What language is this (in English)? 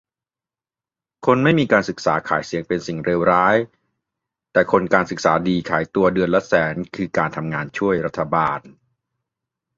Thai